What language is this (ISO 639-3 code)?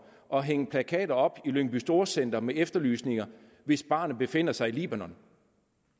dan